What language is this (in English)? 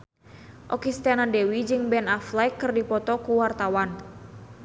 Sundanese